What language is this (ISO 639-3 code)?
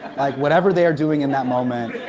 eng